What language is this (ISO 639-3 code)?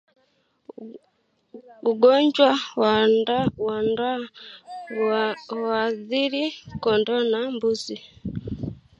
swa